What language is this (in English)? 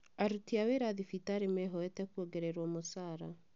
Kikuyu